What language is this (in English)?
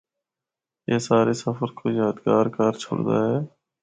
Northern Hindko